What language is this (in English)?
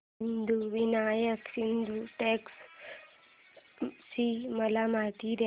Marathi